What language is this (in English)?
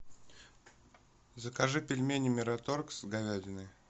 Russian